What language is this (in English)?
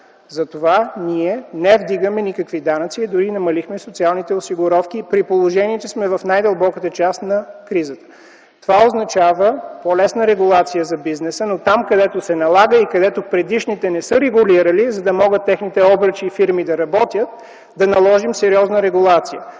Bulgarian